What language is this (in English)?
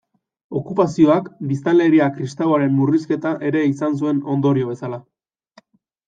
Basque